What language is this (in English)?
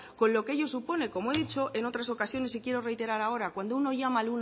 Spanish